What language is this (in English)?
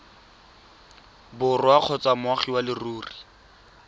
Tswana